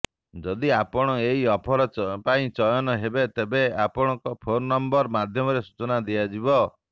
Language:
Odia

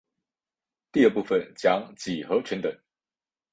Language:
Chinese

